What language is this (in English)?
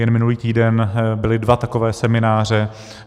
Czech